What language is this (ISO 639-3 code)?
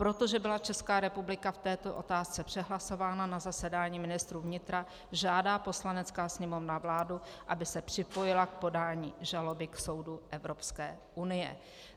ces